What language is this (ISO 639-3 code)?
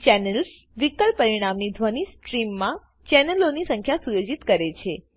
guj